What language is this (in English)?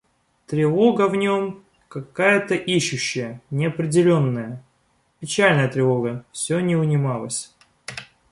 Russian